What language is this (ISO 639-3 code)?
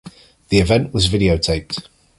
eng